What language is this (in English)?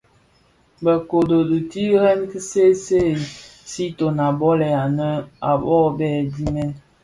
Bafia